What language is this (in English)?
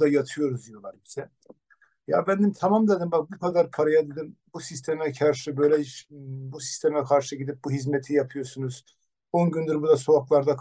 Turkish